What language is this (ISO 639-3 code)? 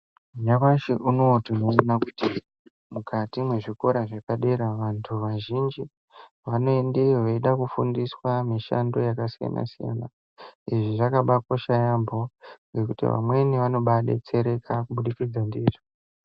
ndc